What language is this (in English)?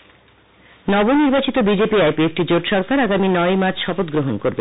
Bangla